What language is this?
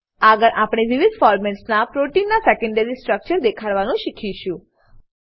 Gujarati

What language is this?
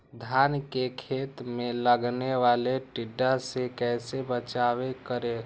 Magahi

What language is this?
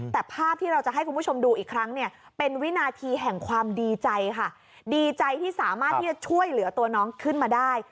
Thai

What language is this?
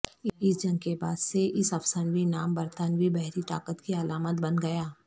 Urdu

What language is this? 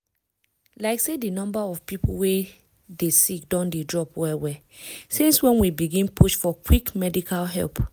Nigerian Pidgin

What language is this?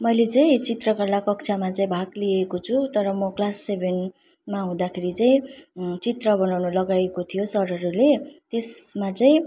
Nepali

